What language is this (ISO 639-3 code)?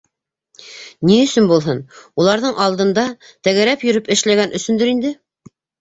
bak